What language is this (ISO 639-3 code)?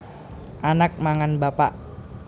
jav